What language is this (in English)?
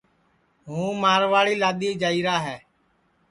Sansi